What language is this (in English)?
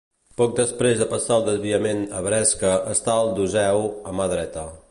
Catalan